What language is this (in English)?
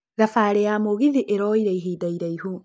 Kikuyu